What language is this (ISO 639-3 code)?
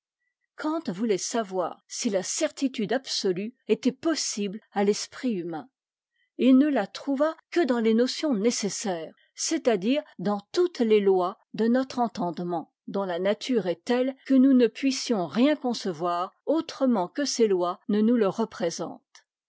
fra